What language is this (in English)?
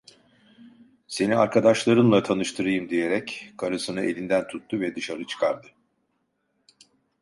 Turkish